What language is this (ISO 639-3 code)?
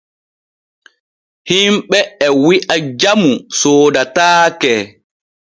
fue